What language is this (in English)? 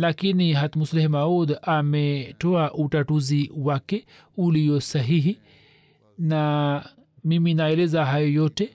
Swahili